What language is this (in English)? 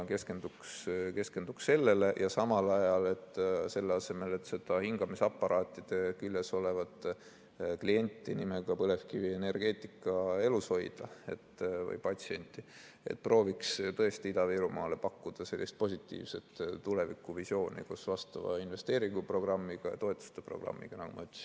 Estonian